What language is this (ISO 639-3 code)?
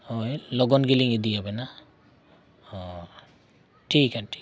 sat